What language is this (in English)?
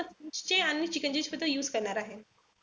Marathi